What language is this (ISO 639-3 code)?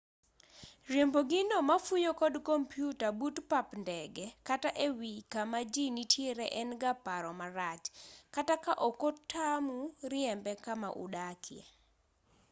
luo